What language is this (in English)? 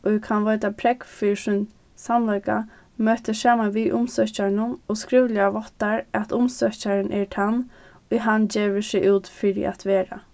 Faroese